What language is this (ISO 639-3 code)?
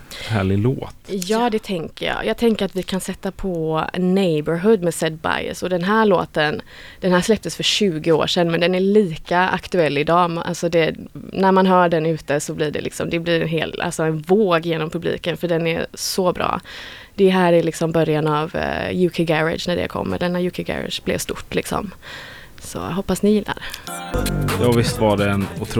swe